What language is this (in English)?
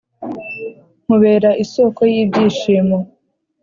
Kinyarwanda